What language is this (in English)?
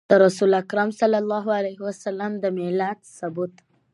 Pashto